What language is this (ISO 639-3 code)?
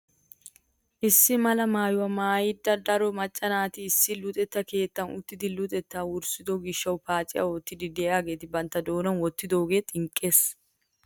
wal